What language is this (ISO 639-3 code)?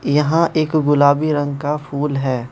hin